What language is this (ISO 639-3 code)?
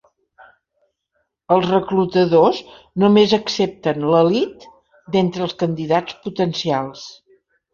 cat